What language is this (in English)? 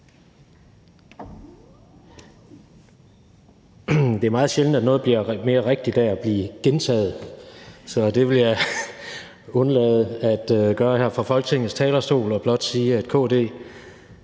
Danish